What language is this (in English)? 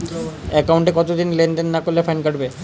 Bangla